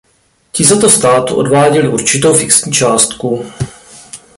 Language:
Czech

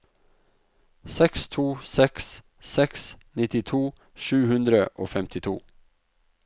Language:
Norwegian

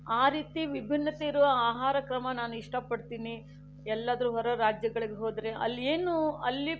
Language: Kannada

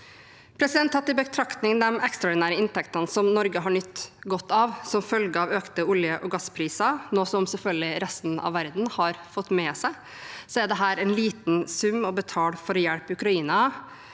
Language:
Norwegian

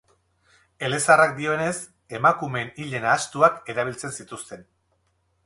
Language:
Basque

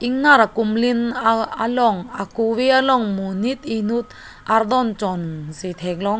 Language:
Karbi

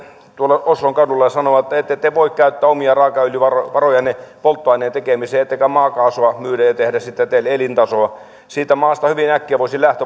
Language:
Finnish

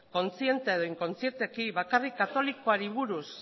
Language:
Basque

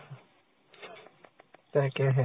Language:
Assamese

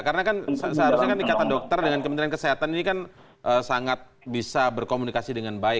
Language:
Indonesian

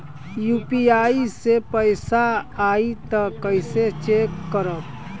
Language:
Bhojpuri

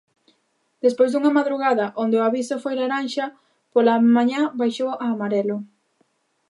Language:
Galician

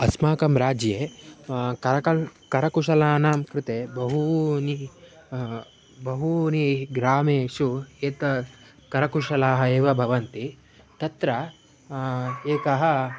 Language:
Sanskrit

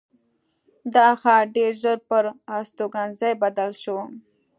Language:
Pashto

